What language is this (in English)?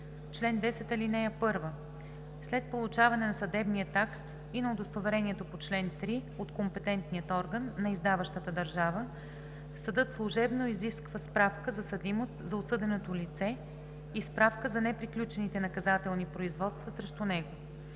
Bulgarian